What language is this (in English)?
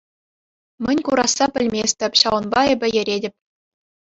Chuvash